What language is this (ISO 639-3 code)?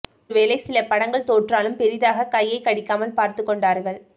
tam